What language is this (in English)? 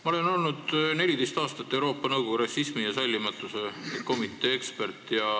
Estonian